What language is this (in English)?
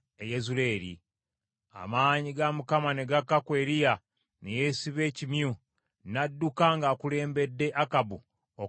Ganda